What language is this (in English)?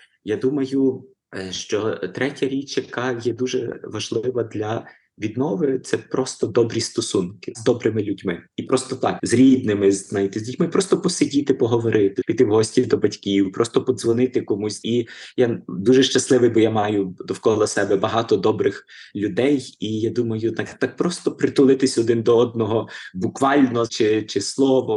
Ukrainian